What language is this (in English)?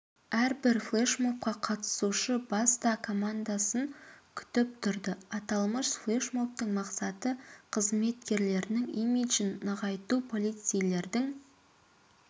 Kazakh